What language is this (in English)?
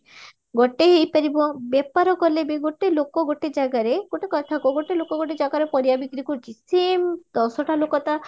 Odia